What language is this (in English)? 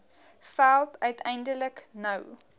Afrikaans